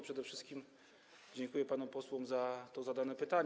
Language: Polish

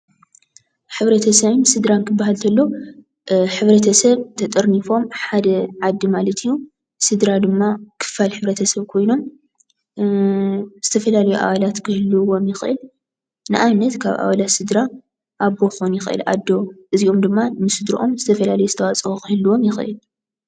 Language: Tigrinya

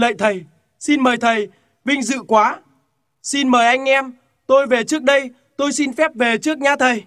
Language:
Vietnamese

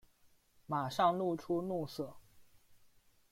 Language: Chinese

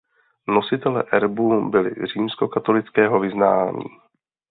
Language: Czech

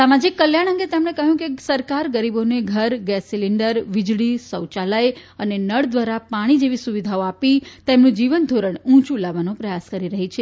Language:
Gujarati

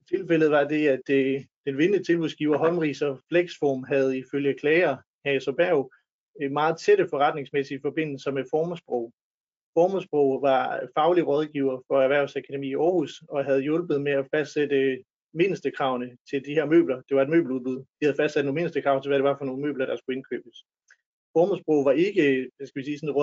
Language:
Danish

